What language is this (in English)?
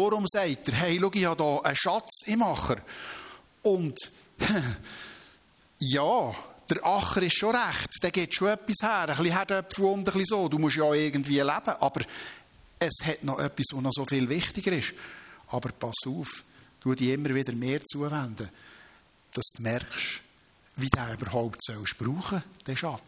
German